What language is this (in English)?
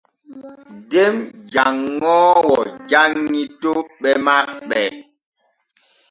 Borgu Fulfulde